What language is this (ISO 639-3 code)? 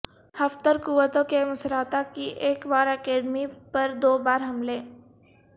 urd